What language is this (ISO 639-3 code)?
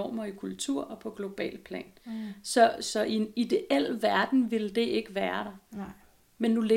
dan